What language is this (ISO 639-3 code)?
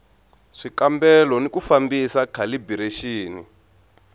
tso